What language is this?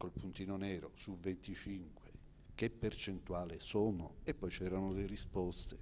Italian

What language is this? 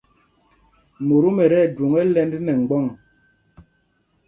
Mpumpong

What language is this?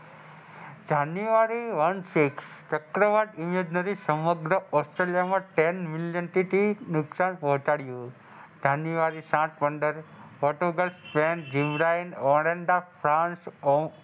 Gujarati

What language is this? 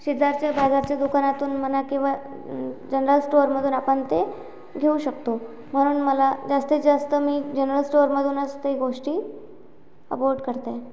Marathi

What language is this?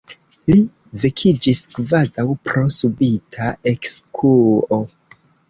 Esperanto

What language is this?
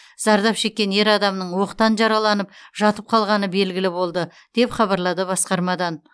Kazakh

